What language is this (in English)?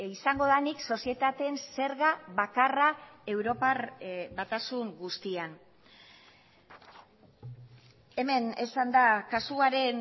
Basque